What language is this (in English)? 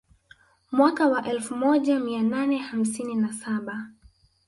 Swahili